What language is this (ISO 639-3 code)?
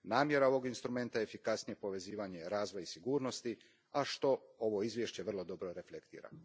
hrv